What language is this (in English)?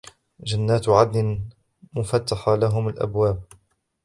Arabic